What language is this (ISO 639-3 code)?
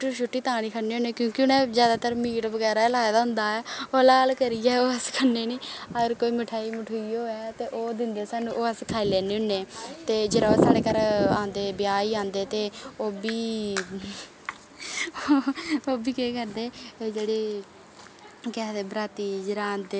doi